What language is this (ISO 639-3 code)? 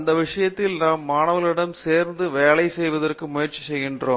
tam